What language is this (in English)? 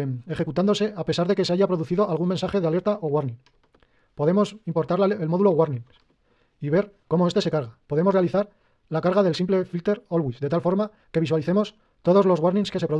Spanish